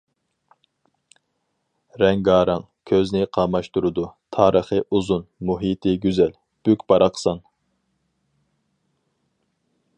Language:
Uyghur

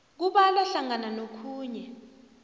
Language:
South Ndebele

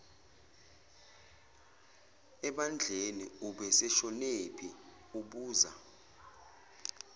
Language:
Zulu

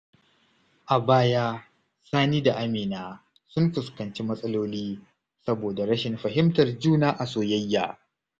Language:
Hausa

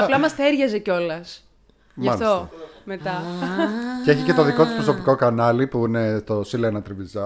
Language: Greek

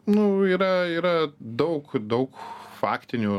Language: Lithuanian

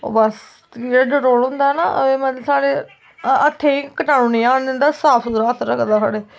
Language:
Dogri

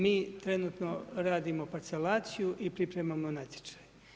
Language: Croatian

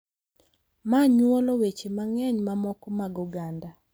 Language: Luo (Kenya and Tanzania)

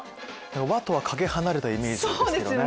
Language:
Japanese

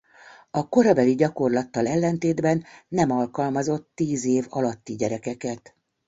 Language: Hungarian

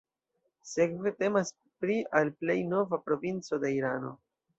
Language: Esperanto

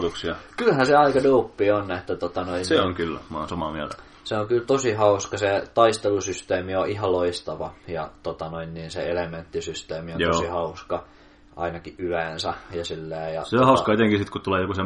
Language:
Finnish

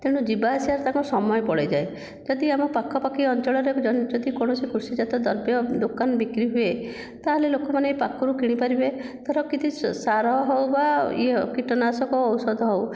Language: Odia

